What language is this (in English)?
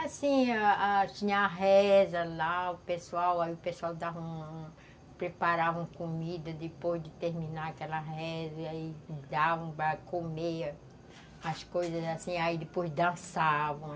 Portuguese